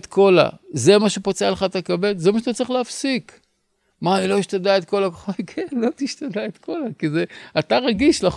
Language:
Hebrew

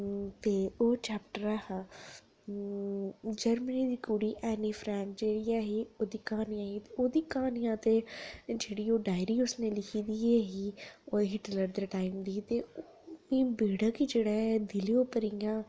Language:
Dogri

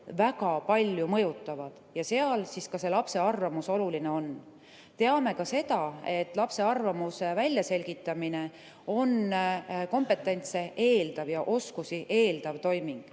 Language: Estonian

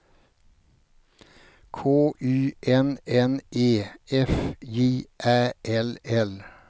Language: Swedish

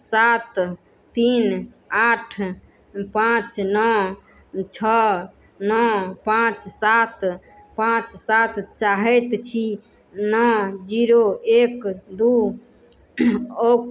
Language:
Maithili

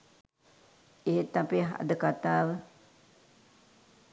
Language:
Sinhala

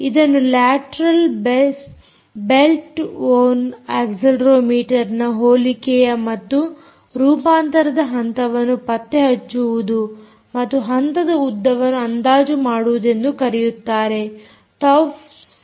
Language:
Kannada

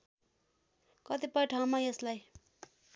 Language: Nepali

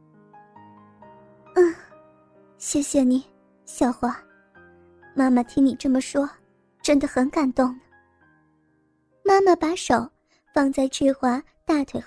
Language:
Chinese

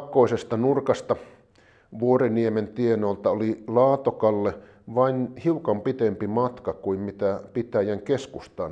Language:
Finnish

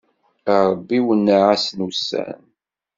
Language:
Kabyle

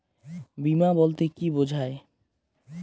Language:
Bangla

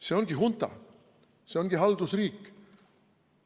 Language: Estonian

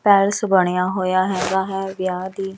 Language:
Punjabi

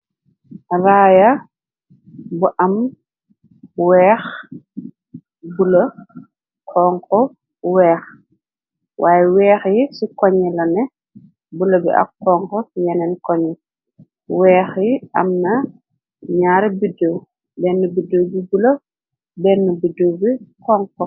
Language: Wolof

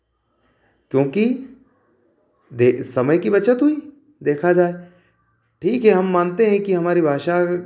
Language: Hindi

